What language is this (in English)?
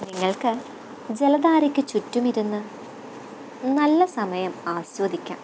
Malayalam